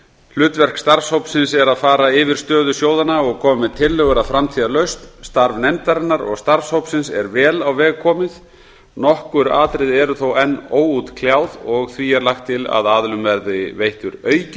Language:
Icelandic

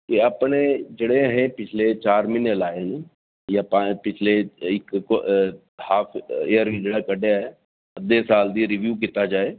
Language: Dogri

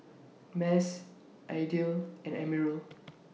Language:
English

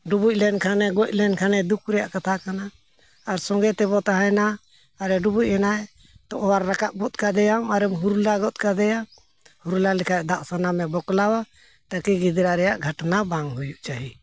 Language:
Santali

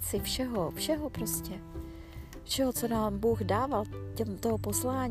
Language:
Czech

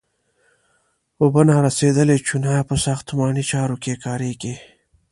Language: Pashto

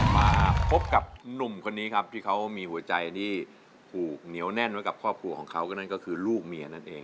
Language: Thai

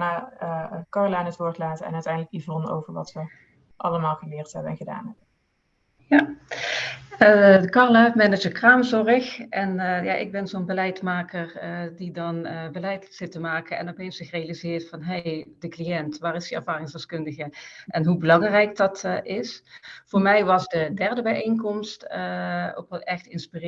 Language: Dutch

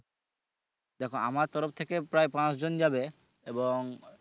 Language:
Bangla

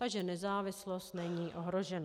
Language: Czech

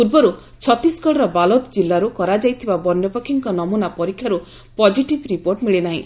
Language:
Odia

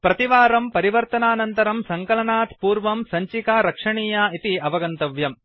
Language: Sanskrit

